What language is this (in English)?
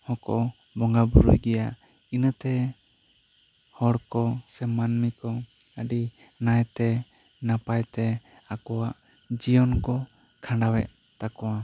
Santali